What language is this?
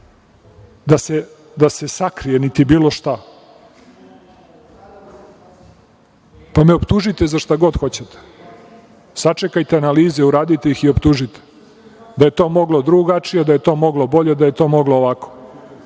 Serbian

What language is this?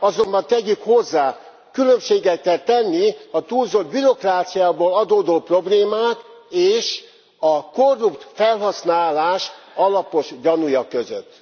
Hungarian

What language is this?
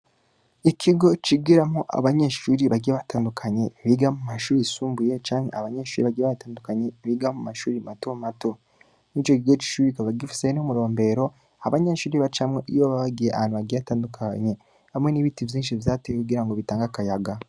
Rundi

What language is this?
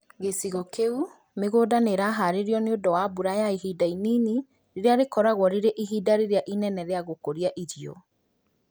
Kikuyu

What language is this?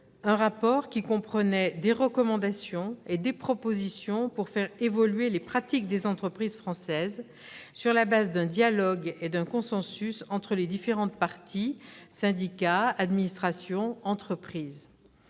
French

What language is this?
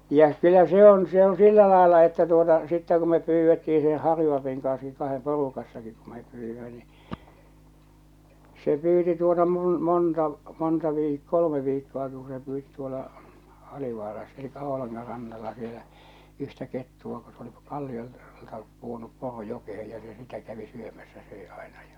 Finnish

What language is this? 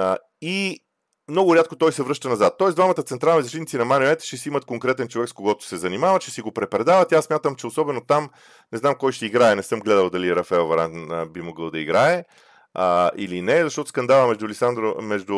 Bulgarian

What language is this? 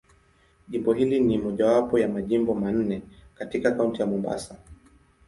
Swahili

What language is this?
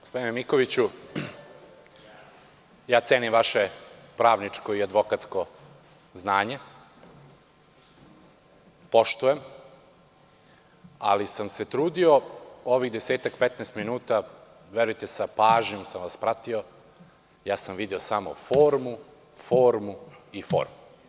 Serbian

